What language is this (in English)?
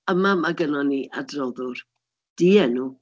Welsh